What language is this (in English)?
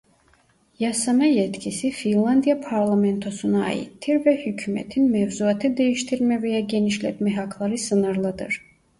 Turkish